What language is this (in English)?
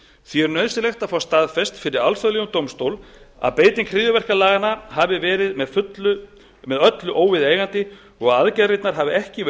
Icelandic